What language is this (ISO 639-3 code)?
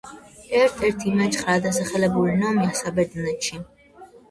kat